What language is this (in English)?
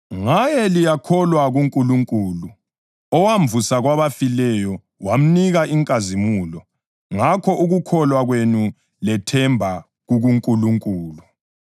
North Ndebele